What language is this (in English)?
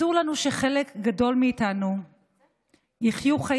Hebrew